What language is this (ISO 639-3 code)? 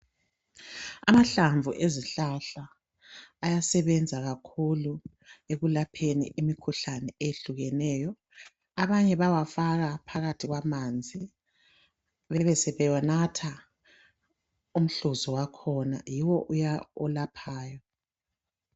nde